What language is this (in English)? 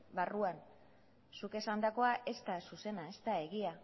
Basque